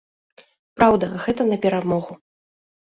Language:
Belarusian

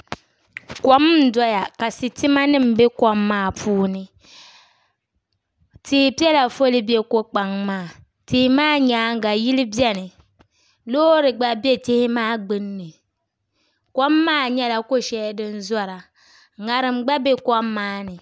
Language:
Dagbani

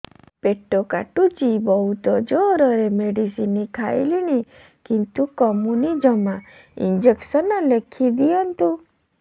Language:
Odia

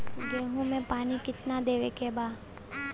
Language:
Bhojpuri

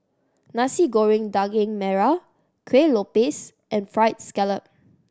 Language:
English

